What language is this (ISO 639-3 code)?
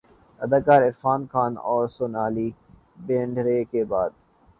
urd